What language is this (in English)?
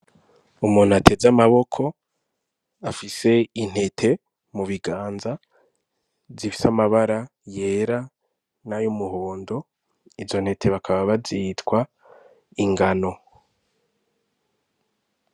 Rundi